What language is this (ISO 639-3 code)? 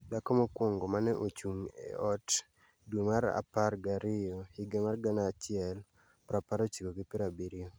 luo